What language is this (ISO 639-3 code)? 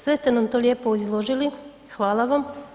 hrv